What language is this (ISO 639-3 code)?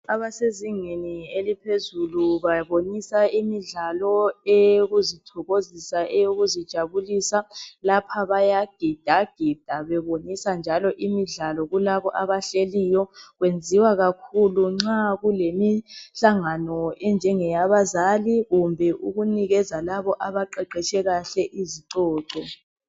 nde